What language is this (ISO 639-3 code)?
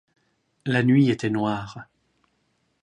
fra